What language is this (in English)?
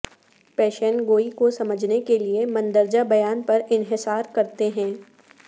Urdu